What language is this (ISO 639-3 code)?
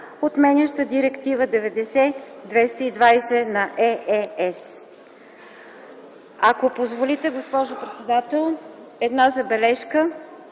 bul